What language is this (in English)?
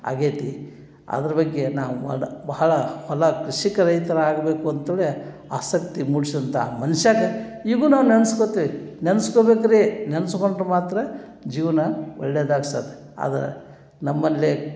Kannada